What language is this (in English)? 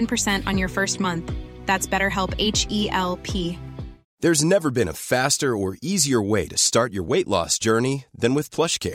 Filipino